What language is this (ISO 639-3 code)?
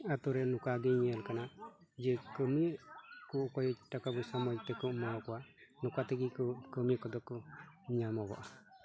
sat